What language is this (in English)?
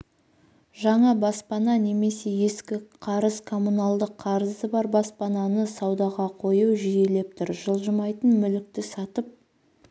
Kazakh